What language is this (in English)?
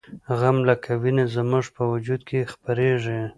Pashto